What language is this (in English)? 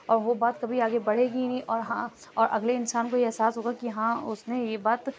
Urdu